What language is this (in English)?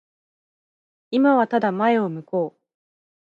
Japanese